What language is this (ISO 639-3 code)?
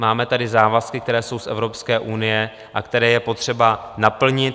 ces